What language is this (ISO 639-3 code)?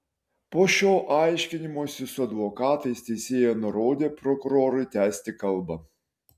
lit